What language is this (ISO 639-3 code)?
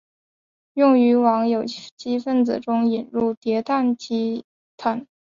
zho